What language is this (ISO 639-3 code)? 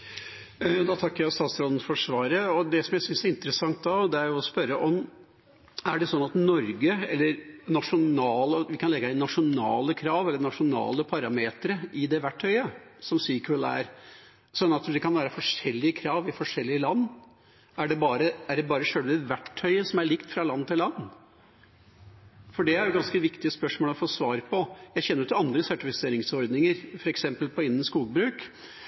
nor